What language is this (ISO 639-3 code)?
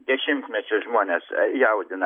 lit